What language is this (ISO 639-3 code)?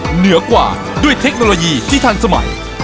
tha